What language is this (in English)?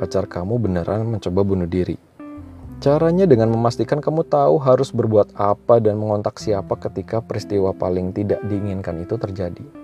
Indonesian